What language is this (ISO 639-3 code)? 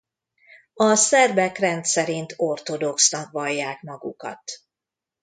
hun